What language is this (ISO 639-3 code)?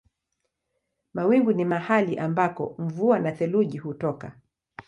swa